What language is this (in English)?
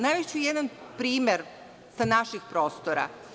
Serbian